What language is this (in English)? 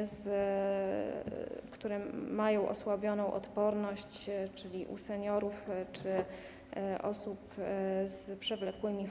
Polish